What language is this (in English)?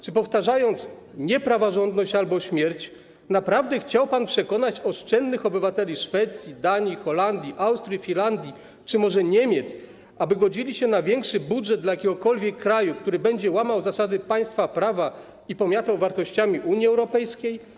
Polish